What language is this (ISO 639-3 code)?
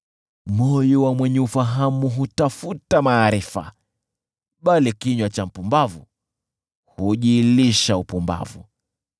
swa